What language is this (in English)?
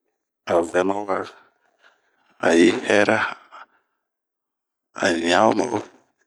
Bomu